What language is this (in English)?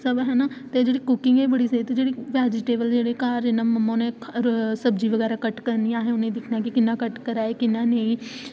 Dogri